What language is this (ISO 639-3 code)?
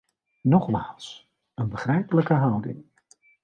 nld